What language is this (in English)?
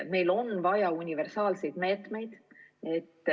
Estonian